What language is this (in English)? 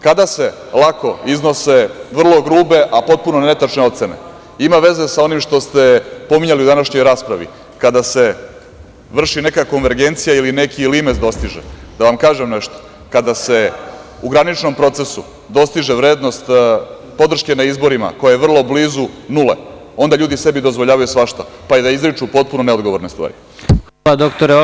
Serbian